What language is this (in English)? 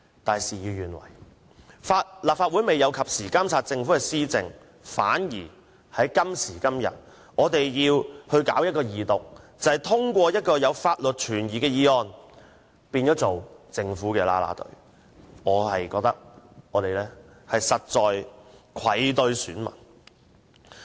Cantonese